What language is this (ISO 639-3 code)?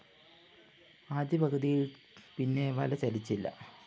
mal